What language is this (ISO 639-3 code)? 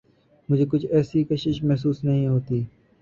urd